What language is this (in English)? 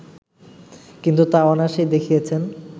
Bangla